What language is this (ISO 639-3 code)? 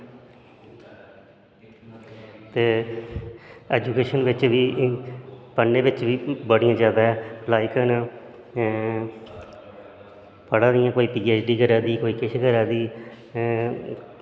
doi